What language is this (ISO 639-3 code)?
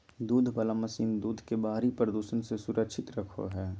mag